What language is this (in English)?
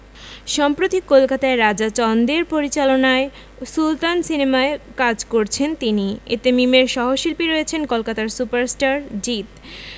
Bangla